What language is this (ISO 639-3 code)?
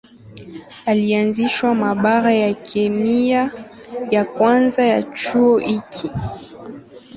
swa